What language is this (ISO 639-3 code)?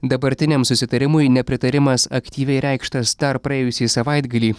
lit